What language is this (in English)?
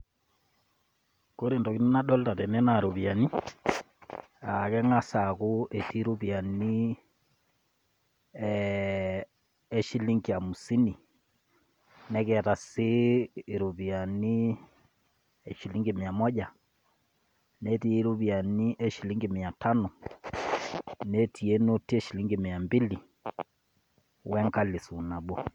Masai